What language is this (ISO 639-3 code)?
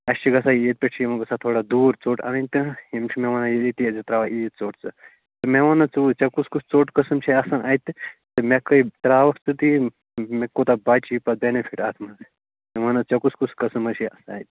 kas